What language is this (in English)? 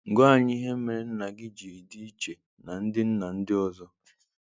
Igbo